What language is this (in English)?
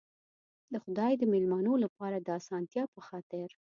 Pashto